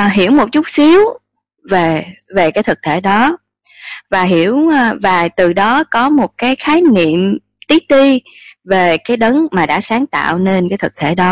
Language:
Vietnamese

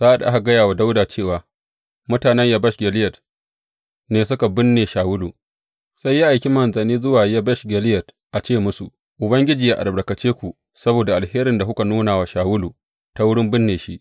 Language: Hausa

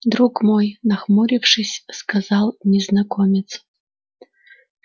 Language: Russian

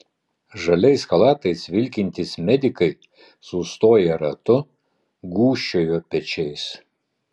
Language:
Lithuanian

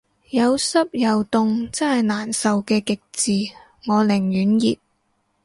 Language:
Cantonese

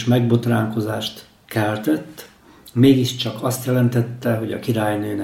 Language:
Hungarian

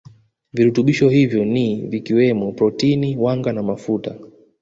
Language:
Swahili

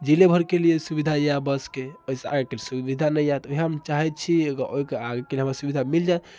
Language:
Maithili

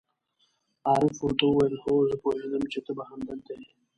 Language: Pashto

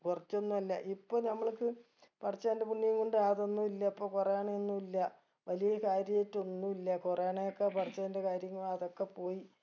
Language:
Malayalam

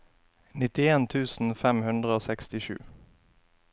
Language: Norwegian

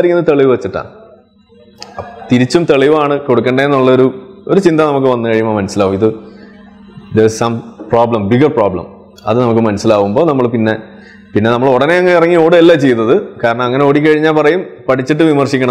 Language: Malayalam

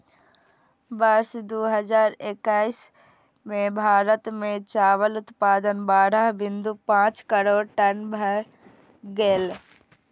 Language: Maithili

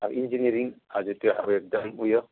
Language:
Nepali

